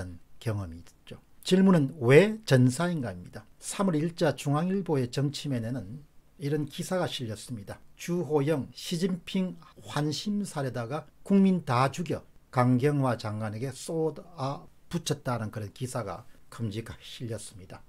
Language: Korean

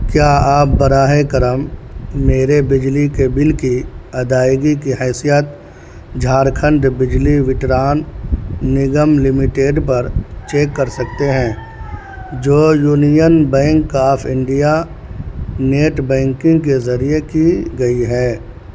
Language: Urdu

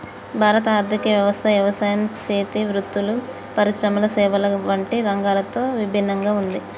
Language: Telugu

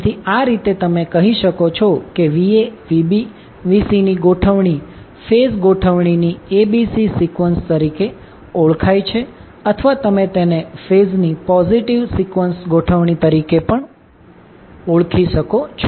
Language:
Gujarati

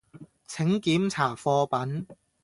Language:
Cantonese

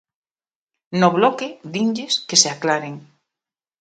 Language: Galician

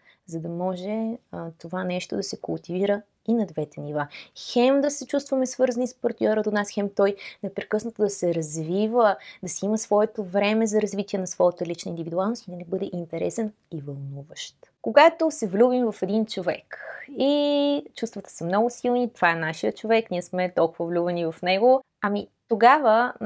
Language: Bulgarian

